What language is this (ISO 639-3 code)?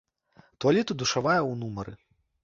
bel